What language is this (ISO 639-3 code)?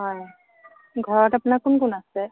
asm